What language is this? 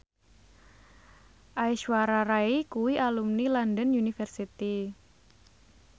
Javanese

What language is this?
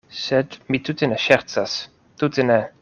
Esperanto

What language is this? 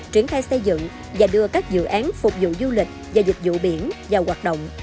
Vietnamese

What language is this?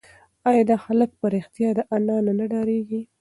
Pashto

